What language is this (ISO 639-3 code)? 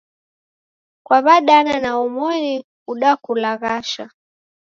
dav